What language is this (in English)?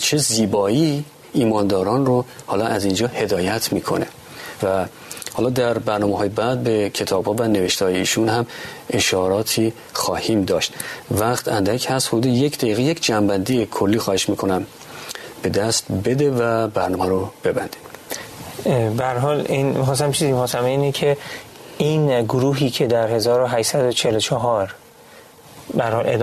Persian